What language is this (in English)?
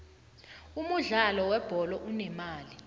South Ndebele